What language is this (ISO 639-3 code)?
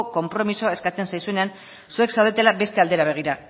eus